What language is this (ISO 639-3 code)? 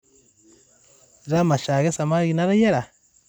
mas